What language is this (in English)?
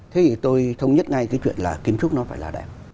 Vietnamese